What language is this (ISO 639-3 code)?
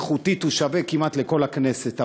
heb